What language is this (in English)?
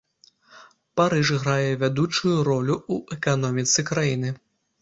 Belarusian